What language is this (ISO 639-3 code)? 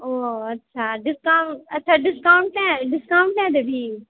mai